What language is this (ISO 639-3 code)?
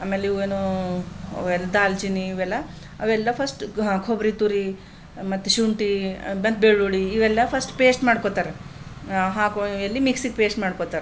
kan